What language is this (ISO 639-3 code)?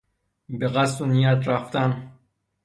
fas